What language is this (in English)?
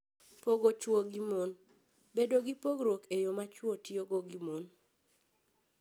Luo (Kenya and Tanzania)